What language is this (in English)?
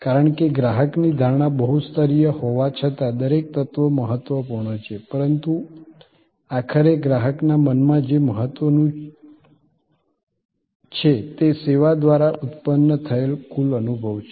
Gujarati